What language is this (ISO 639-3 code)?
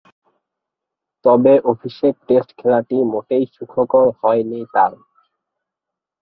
ben